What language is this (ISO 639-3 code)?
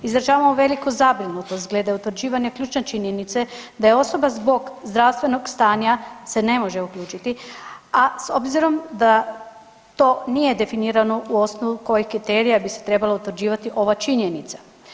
hrv